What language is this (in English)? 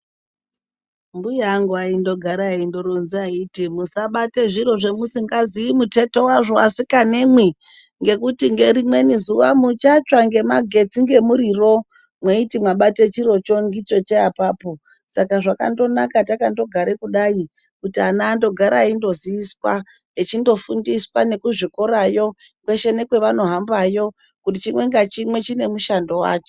Ndau